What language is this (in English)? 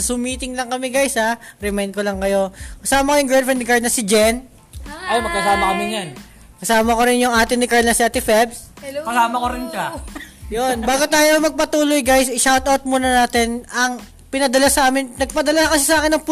Filipino